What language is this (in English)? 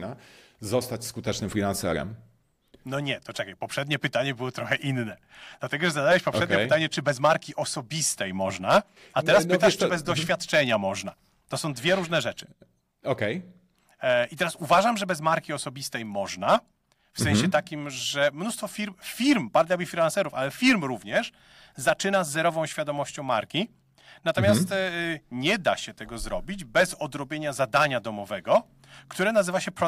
Polish